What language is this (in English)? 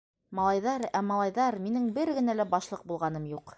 Bashkir